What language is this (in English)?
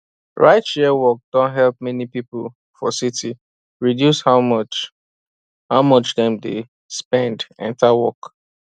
Nigerian Pidgin